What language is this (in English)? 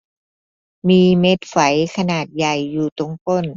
Thai